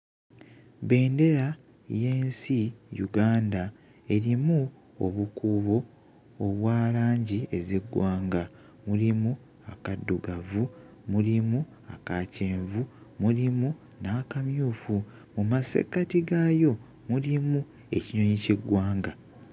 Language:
Ganda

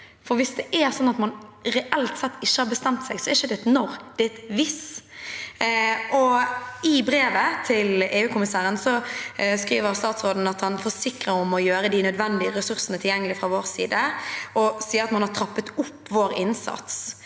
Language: Norwegian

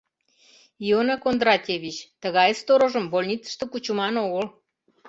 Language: Mari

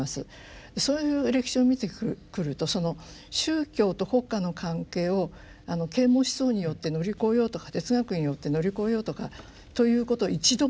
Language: Japanese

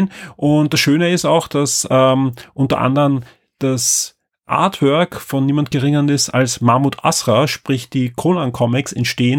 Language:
German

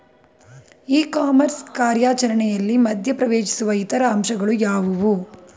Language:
Kannada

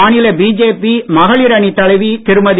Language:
Tamil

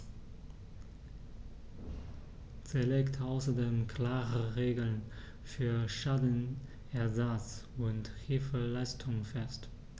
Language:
German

